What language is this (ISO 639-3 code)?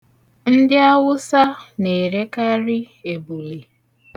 ibo